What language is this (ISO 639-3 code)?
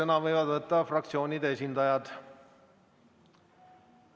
est